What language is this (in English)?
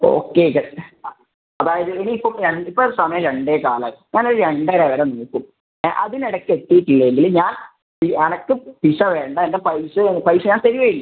Malayalam